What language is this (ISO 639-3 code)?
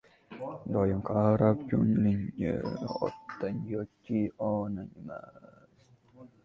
uzb